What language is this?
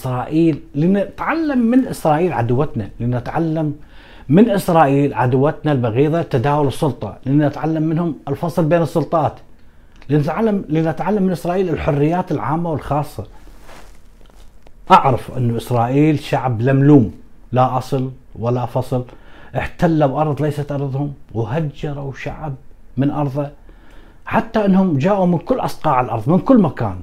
Arabic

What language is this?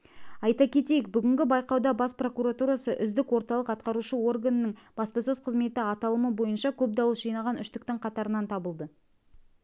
Kazakh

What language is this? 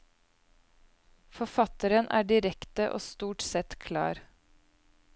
Norwegian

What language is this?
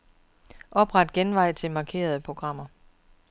Danish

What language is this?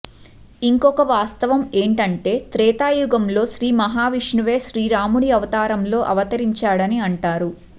Telugu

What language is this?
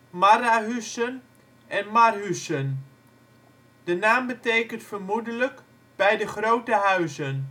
Dutch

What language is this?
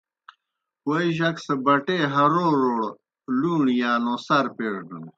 Kohistani Shina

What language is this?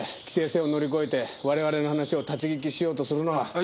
Japanese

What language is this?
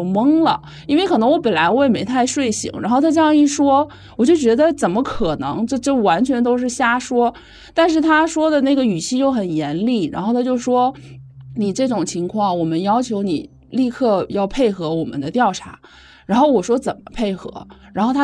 Chinese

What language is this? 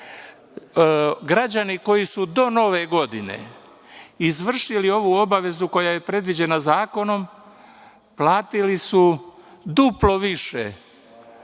Serbian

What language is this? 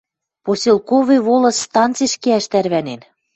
Western Mari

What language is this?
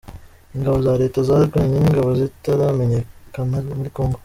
Kinyarwanda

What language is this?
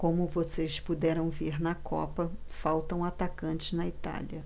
Portuguese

